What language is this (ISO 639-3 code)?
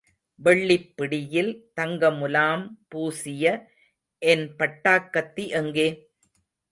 tam